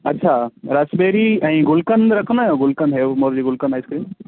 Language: Sindhi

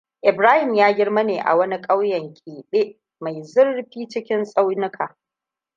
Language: Hausa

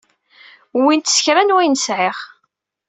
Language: Kabyle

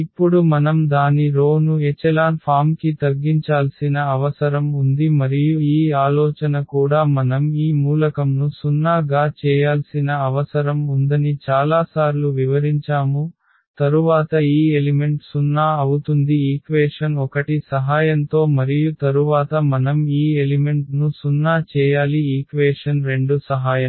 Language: Telugu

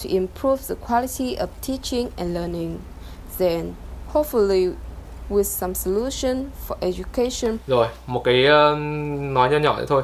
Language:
Vietnamese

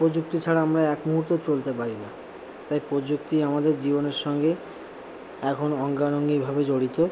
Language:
Bangla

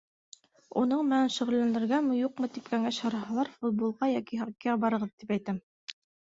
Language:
Bashkir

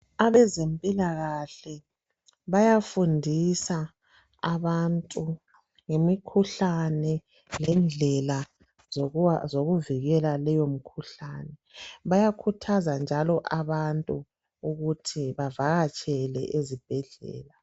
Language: North Ndebele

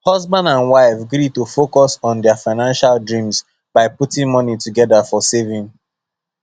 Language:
Nigerian Pidgin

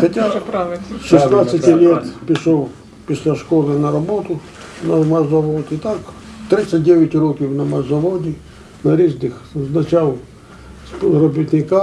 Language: Ukrainian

